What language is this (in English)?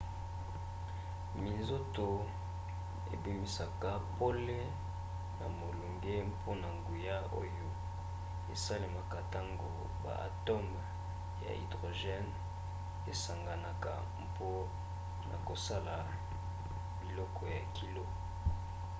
Lingala